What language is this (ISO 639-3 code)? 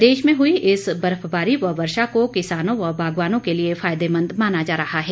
hin